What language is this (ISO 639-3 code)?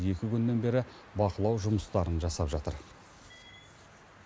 kaz